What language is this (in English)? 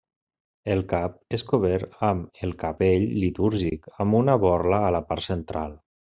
Catalan